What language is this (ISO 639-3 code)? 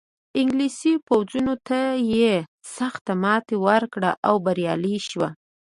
pus